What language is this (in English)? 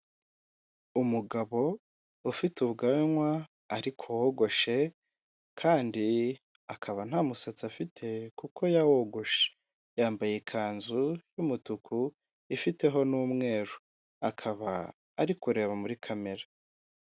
Kinyarwanda